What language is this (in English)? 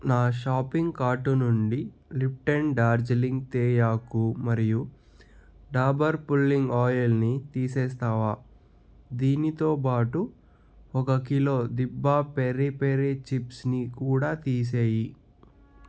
Telugu